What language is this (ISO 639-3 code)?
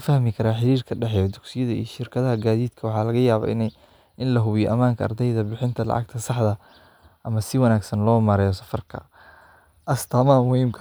som